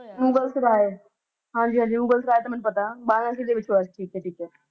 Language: Punjabi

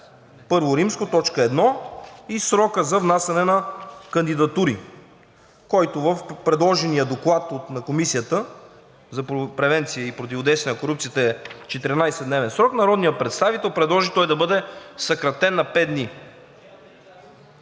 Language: Bulgarian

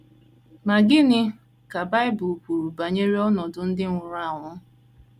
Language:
Igbo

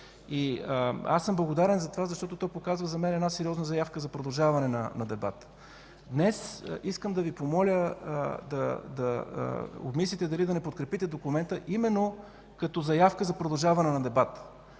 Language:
Bulgarian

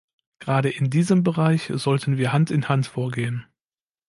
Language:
German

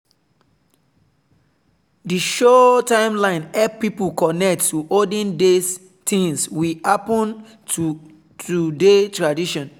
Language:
Nigerian Pidgin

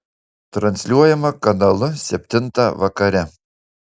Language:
Lithuanian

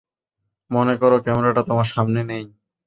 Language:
Bangla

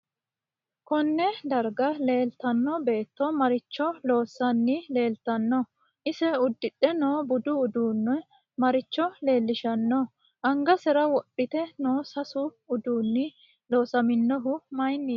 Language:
Sidamo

